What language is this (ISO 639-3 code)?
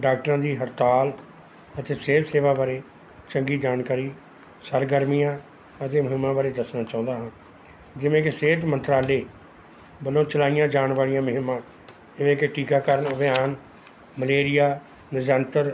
pan